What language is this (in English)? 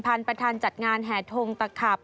Thai